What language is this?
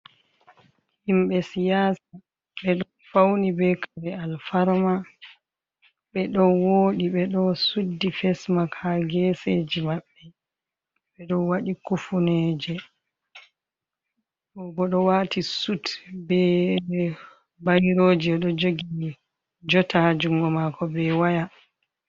Fula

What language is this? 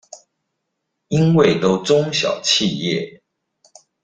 Chinese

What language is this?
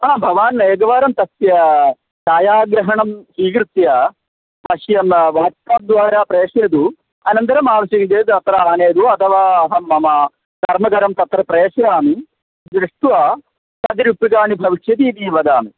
Sanskrit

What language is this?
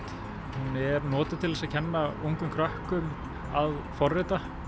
Icelandic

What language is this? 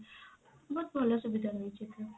Odia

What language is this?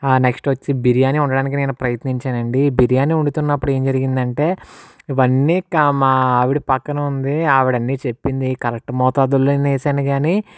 Telugu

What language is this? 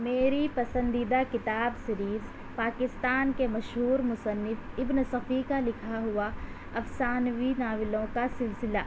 Urdu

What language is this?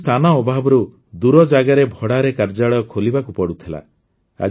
Odia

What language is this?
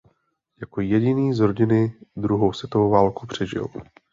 Czech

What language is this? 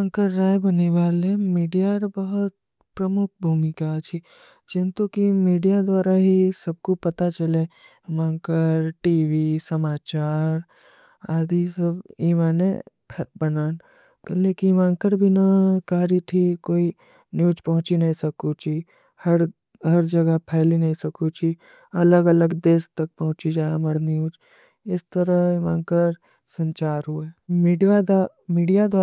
Kui (India)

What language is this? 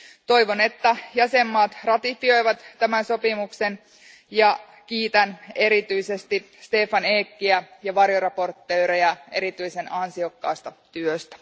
Finnish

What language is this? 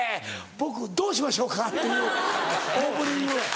Japanese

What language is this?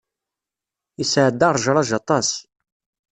Kabyle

